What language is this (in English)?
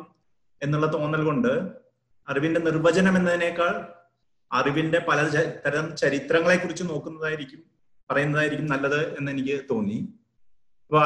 Malayalam